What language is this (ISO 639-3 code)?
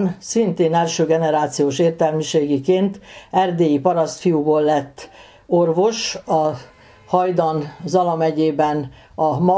hun